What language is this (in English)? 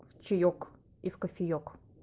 Russian